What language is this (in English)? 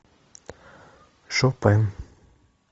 Russian